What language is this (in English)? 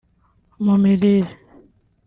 Kinyarwanda